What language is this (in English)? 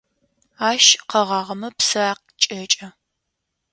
Adyghe